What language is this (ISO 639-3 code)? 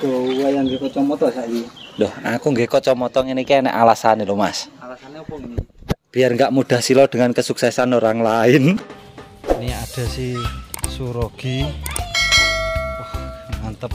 ind